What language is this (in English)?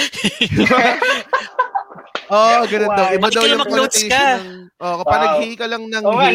Filipino